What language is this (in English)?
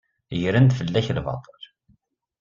Kabyle